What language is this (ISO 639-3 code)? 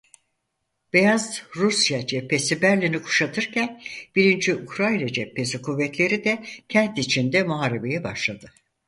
tur